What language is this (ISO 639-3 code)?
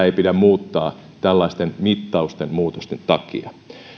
fin